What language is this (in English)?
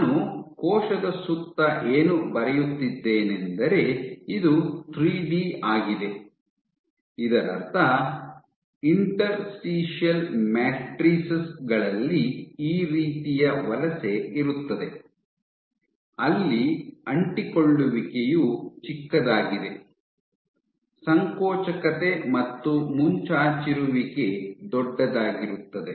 Kannada